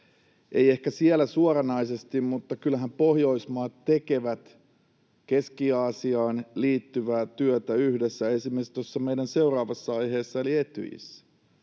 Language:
Finnish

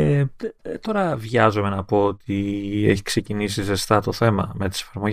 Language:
Greek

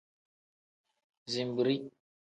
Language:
Tem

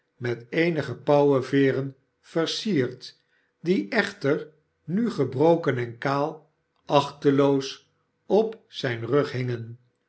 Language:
Dutch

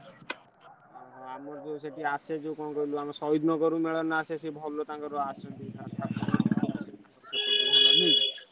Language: Odia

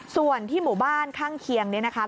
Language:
Thai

